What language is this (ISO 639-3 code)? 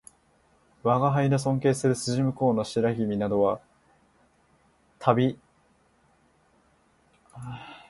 jpn